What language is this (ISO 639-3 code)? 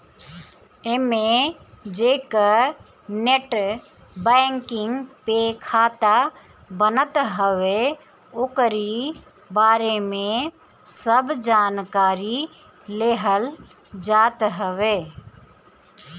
bho